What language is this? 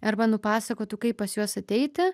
Lithuanian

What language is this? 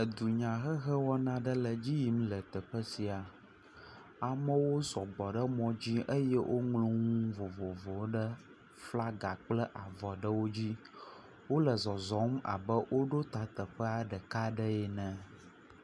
Ewe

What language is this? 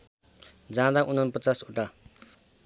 Nepali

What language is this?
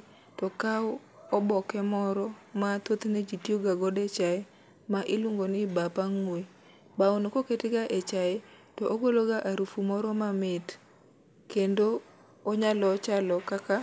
Luo (Kenya and Tanzania)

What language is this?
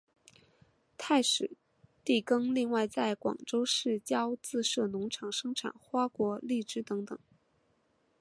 Chinese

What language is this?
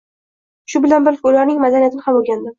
Uzbek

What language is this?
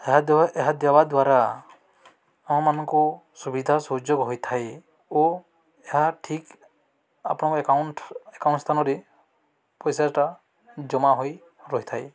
Odia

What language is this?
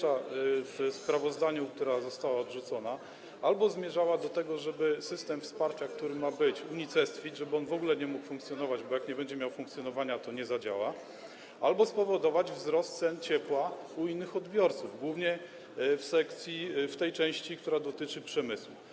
Polish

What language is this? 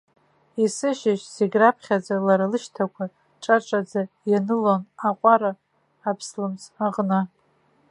Abkhazian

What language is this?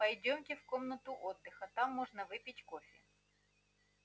Russian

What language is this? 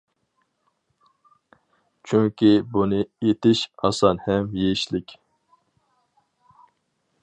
Uyghur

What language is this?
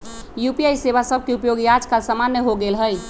Magahi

